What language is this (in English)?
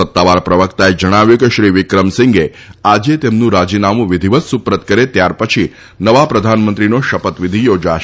Gujarati